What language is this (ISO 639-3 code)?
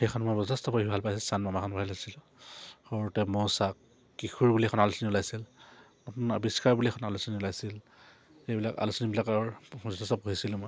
asm